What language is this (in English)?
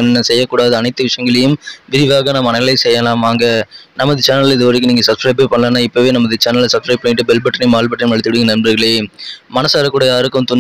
Tamil